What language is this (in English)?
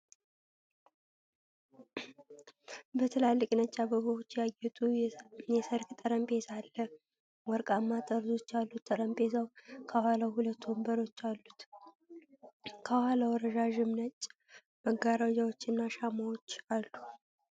Amharic